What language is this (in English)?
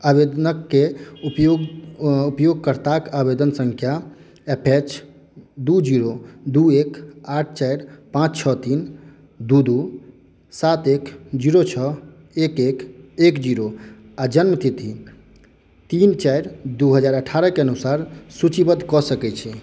Maithili